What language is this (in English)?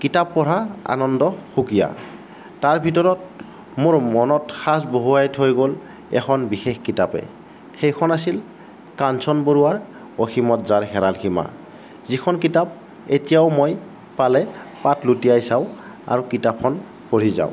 Assamese